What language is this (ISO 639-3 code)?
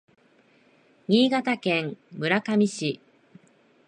jpn